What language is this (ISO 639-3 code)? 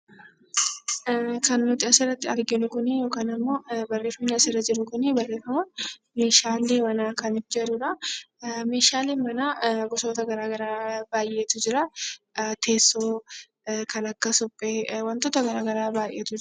orm